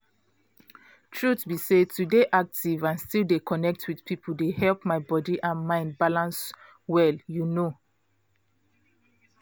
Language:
Nigerian Pidgin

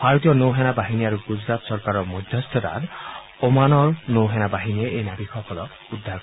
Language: Assamese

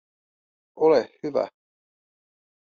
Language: Finnish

